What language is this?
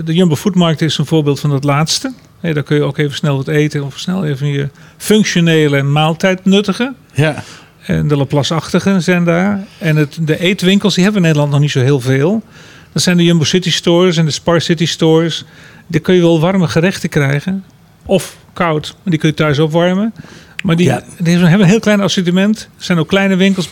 Dutch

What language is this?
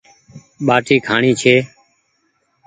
Goaria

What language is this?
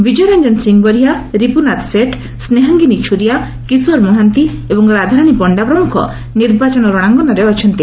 Odia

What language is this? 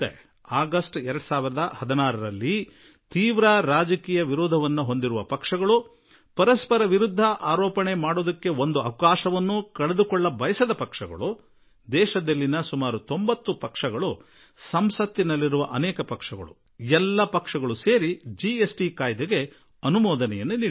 Kannada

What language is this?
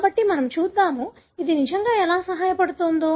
Telugu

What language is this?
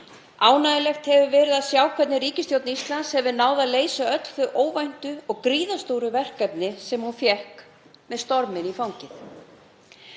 Icelandic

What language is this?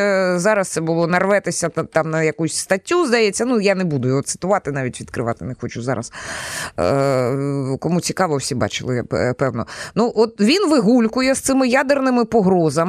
Ukrainian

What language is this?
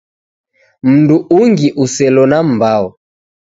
Taita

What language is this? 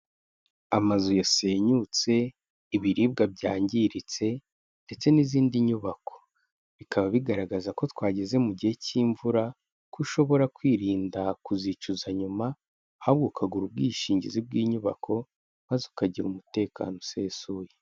Kinyarwanda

